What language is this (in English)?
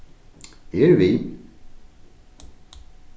Faroese